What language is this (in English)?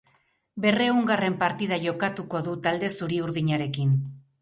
Basque